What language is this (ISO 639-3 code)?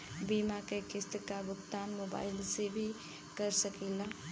bho